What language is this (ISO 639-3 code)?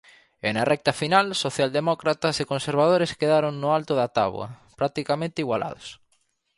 glg